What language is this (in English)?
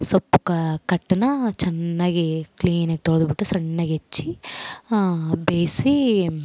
Kannada